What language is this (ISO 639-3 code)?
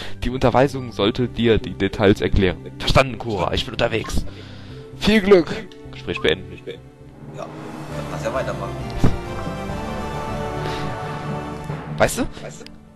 deu